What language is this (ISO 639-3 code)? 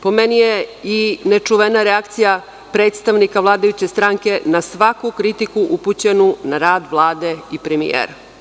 srp